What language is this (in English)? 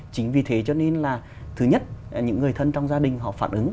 Vietnamese